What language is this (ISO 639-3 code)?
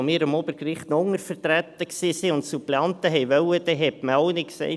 gsw